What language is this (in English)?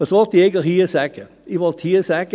Swiss German